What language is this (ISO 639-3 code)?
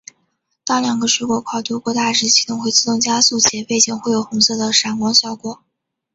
zho